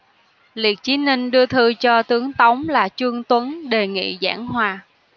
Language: Vietnamese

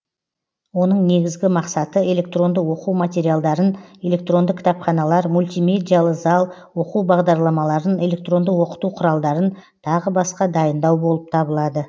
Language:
Kazakh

